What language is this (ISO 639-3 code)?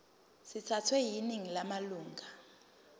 zul